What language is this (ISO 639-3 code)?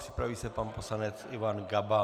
ces